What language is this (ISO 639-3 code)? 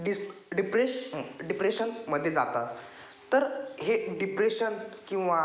mar